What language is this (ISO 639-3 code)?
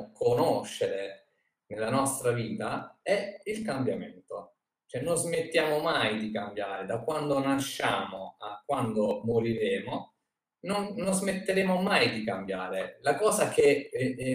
ita